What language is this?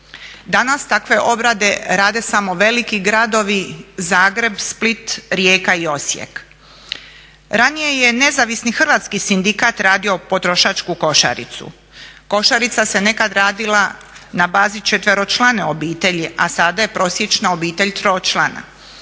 Croatian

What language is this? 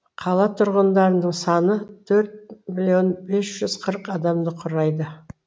Kazakh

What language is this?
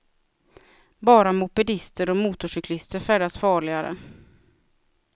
Swedish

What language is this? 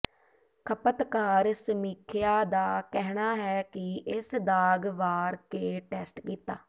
Punjabi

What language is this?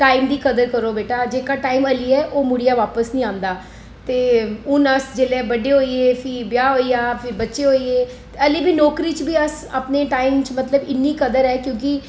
Dogri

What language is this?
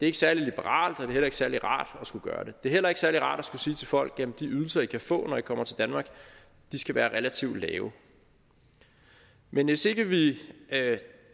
Danish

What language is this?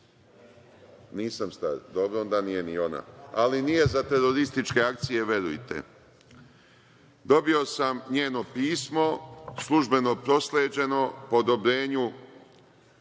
Serbian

